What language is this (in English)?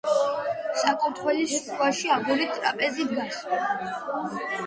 Georgian